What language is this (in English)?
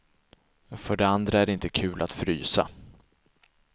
Swedish